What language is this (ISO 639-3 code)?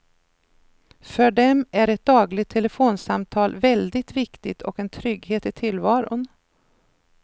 swe